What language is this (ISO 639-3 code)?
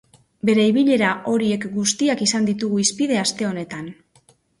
eus